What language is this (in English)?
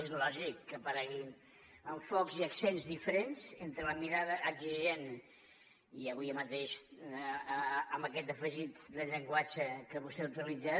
Catalan